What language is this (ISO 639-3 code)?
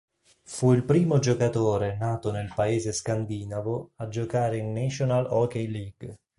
ita